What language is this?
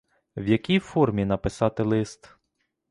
Ukrainian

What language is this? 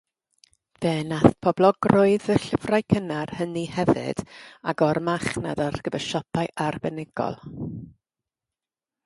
Welsh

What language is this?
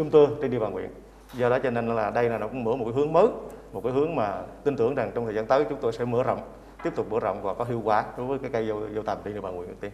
Vietnamese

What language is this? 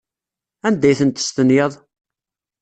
Kabyle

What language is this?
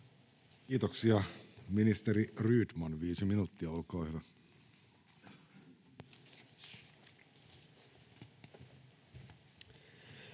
Finnish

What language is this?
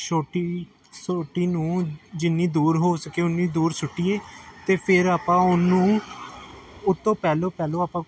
Punjabi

